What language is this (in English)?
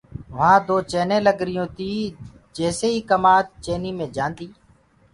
Gurgula